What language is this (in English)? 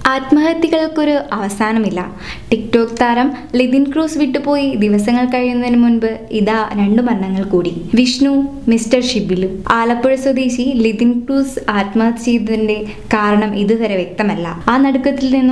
Turkish